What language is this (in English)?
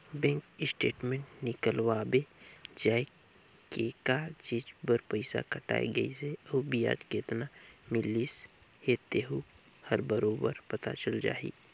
Chhattisgarhi